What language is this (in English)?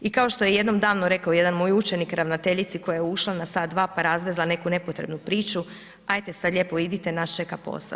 Croatian